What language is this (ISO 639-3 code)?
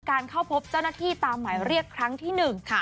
tha